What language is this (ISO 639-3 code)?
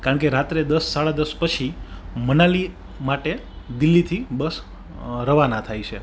guj